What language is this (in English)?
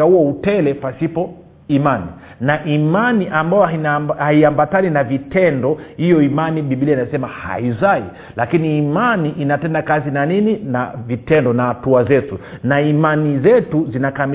Swahili